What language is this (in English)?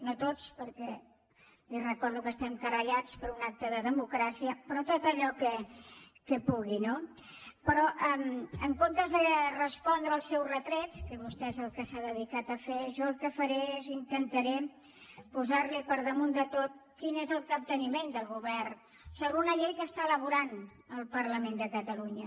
Catalan